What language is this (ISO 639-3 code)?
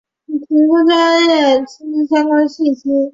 zho